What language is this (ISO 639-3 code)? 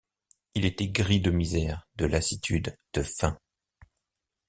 fra